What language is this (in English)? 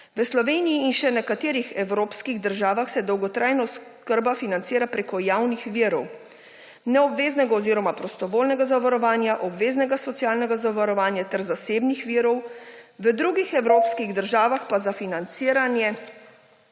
Slovenian